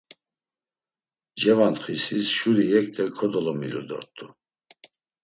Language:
Laz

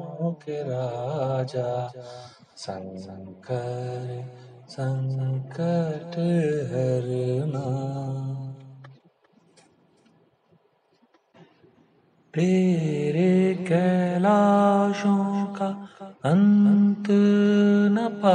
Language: Arabic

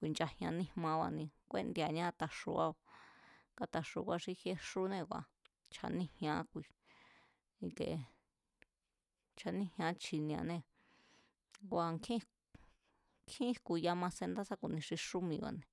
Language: Mazatlán Mazatec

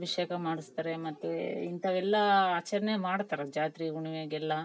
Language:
Kannada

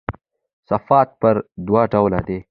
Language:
Pashto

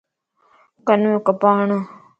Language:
Lasi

